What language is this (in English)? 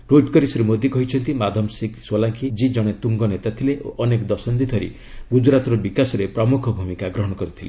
Odia